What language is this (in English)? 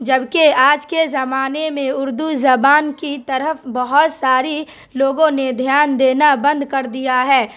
Urdu